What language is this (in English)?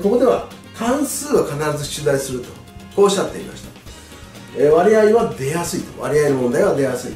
Japanese